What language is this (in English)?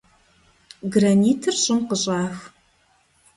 Kabardian